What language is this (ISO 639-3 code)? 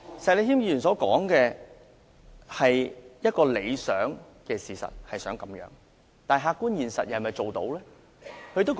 yue